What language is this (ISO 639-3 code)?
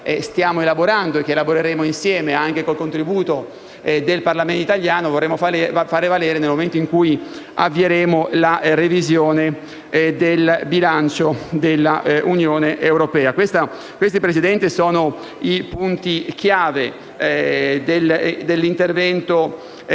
ita